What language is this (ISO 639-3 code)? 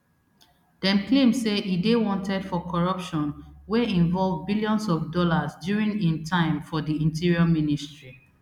pcm